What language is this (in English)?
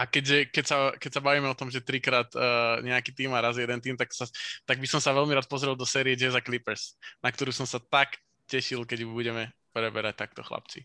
Slovak